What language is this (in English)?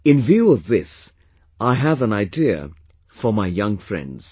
English